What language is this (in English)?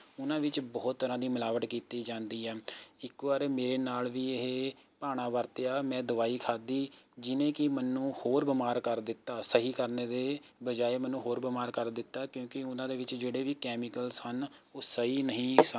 Punjabi